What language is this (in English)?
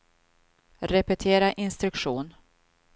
Swedish